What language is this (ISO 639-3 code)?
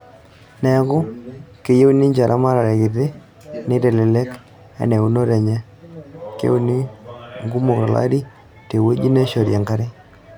mas